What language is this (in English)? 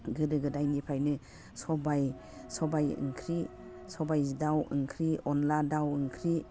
Bodo